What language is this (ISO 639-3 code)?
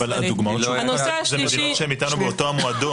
heb